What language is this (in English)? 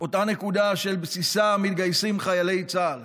Hebrew